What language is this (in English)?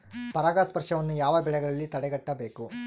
Kannada